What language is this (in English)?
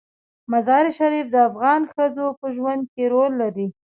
Pashto